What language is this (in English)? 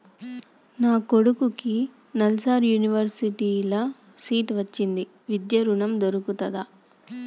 Telugu